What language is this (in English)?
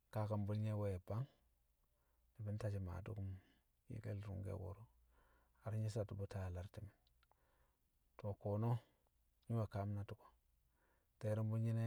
Kamo